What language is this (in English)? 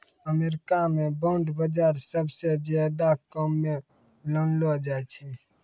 Maithili